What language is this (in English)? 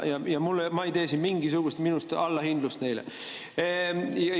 Estonian